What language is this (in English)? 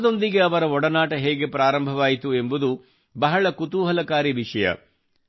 Kannada